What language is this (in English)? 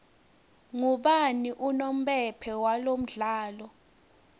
Swati